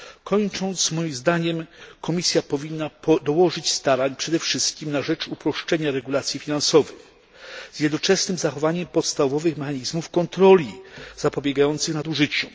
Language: Polish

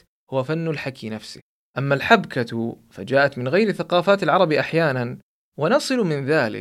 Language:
Arabic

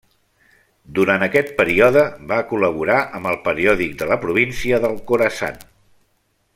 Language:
Catalan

